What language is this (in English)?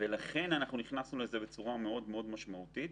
Hebrew